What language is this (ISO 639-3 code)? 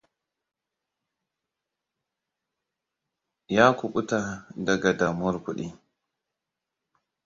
hau